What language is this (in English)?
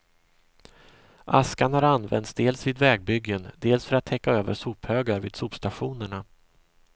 Swedish